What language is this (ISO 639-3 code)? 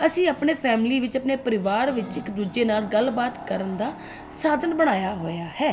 pan